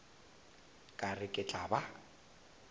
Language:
Northern Sotho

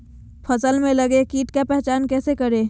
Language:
Magahi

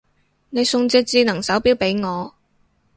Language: Cantonese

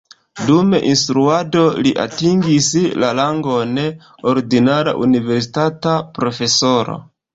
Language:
Esperanto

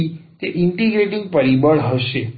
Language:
Gujarati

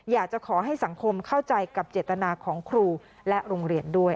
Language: Thai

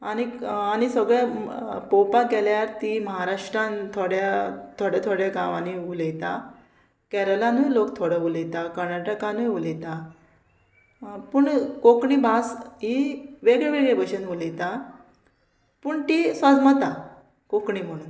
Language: Konkani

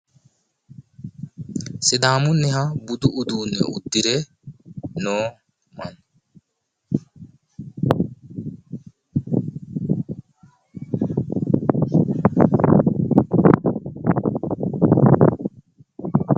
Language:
Sidamo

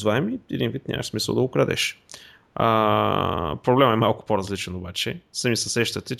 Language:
Bulgarian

